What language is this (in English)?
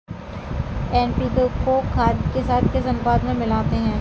Hindi